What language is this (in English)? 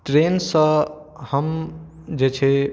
Maithili